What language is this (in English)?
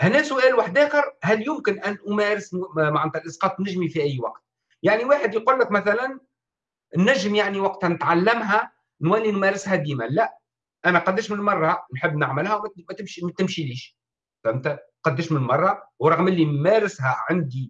Arabic